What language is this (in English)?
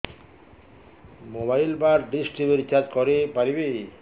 Odia